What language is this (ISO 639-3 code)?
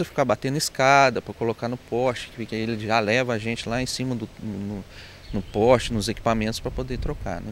por